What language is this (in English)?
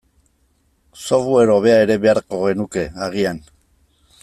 Basque